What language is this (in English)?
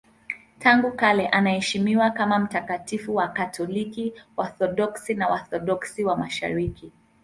Swahili